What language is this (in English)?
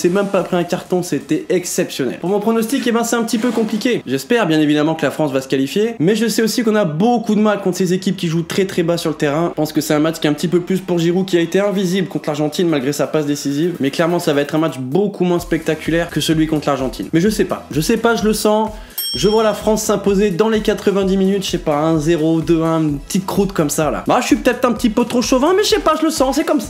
French